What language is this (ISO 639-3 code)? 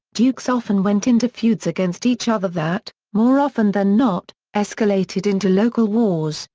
eng